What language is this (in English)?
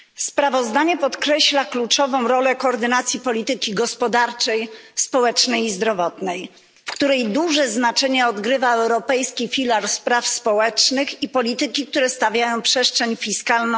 Polish